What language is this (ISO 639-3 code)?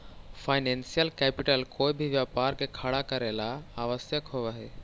mag